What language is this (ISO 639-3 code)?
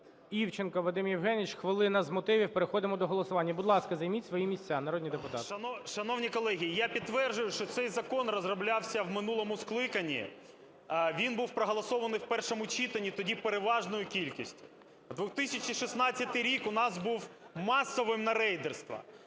ukr